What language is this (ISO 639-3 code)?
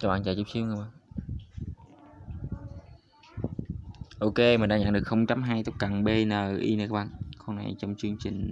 vie